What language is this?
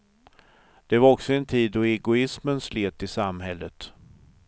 Swedish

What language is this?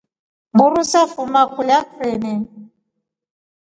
Rombo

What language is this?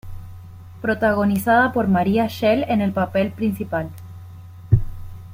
Spanish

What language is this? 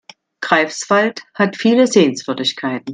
German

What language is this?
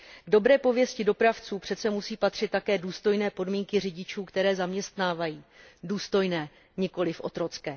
Czech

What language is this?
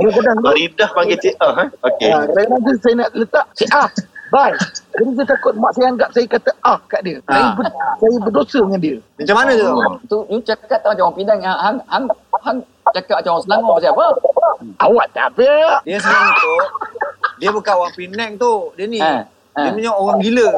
Malay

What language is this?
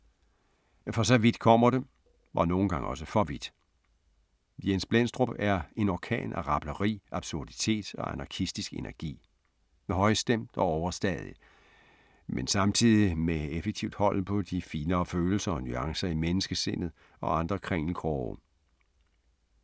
Danish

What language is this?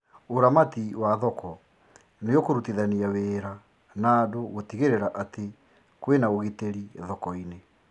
Kikuyu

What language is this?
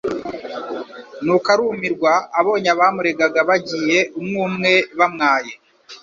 Kinyarwanda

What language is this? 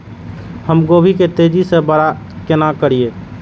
Maithili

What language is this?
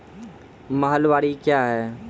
Maithili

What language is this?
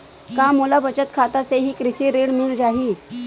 Chhattisgarhi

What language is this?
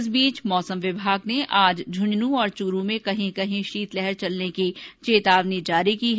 Hindi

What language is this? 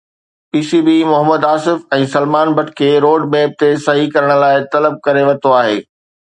Sindhi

